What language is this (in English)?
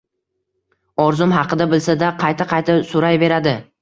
Uzbek